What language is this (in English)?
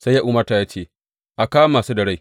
Hausa